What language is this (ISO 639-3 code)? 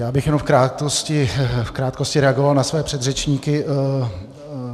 ces